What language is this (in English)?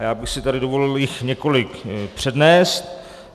Czech